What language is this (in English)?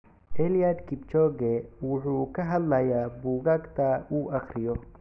Somali